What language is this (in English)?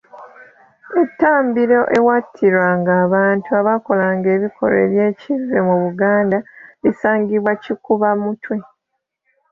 Ganda